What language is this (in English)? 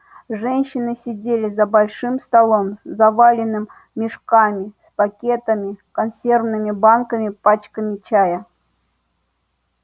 Russian